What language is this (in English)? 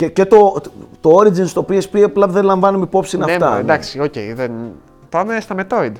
Greek